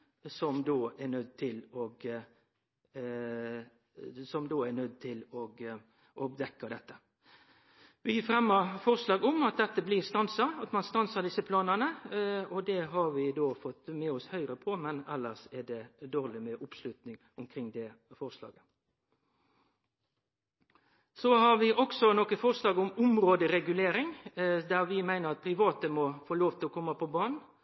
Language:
Norwegian Nynorsk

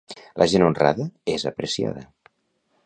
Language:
Catalan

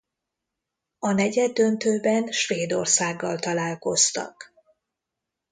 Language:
Hungarian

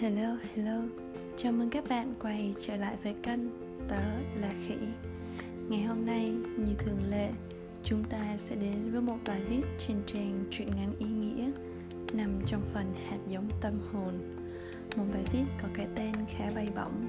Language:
Vietnamese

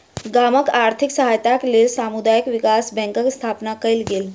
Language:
Maithili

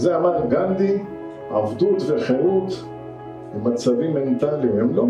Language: Hebrew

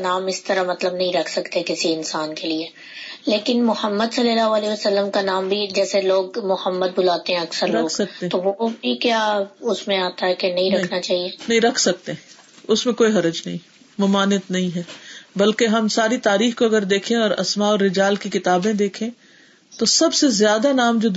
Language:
Urdu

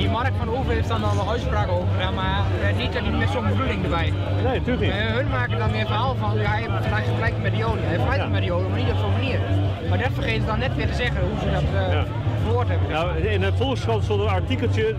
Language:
Dutch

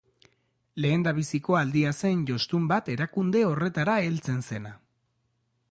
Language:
Basque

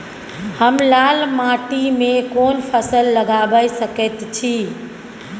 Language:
Maithili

